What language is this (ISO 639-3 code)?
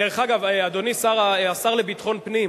heb